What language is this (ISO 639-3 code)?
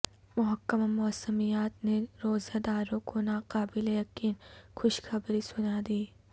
urd